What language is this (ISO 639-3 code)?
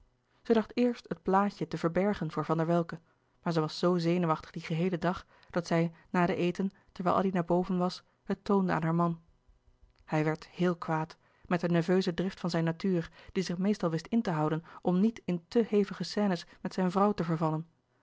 nld